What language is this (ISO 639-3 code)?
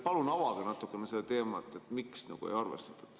est